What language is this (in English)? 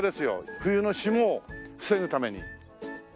Japanese